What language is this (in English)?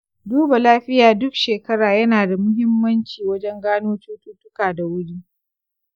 Hausa